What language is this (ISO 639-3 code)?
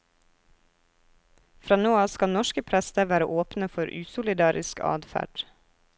nor